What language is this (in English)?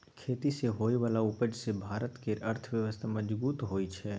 Maithili